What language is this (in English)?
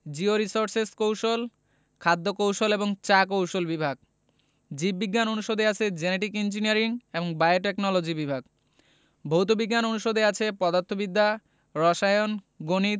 Bangla